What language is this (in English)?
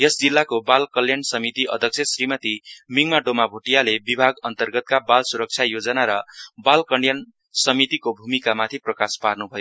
Nepali